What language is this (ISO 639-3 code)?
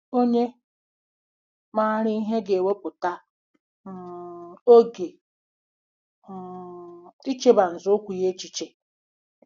ibo